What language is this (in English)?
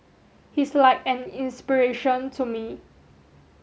English